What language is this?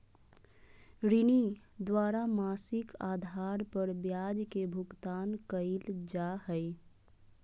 Magahi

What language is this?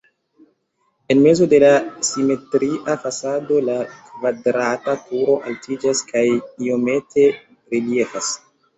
Esperanto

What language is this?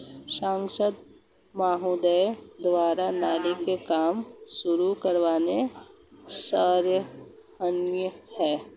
Hindi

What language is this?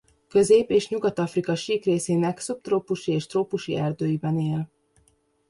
Hungarian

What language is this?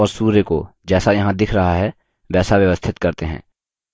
Hindi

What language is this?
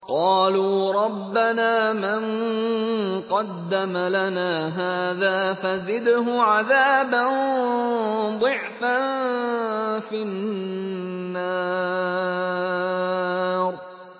Arabic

